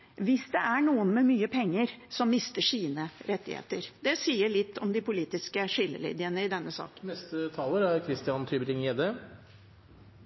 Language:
Norwegian Bokmål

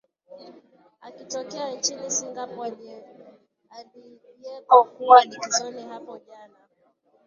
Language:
Swahili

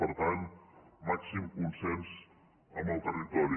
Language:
Catalan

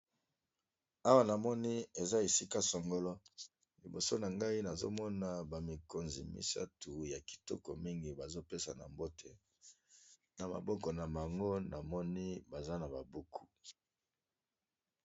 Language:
Lingala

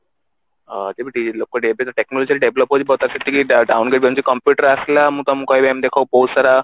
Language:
Odia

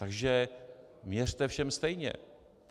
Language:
Czech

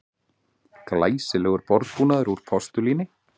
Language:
Icelandic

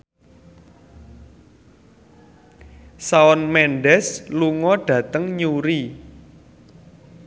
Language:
Javanese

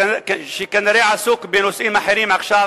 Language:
Hebrew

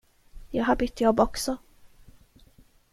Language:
Swedish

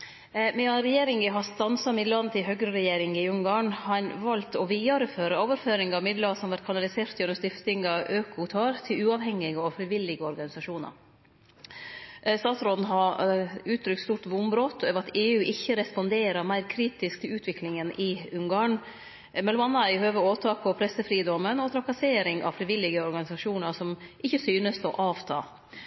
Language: Norwegian Nynorsk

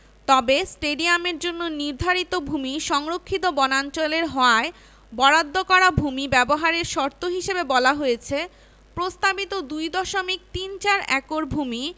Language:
Bangla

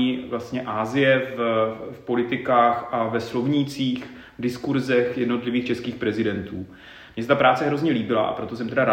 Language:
Czech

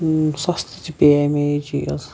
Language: Kashmiri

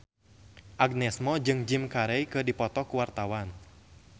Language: Sundanese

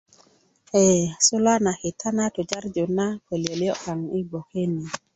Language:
Kuku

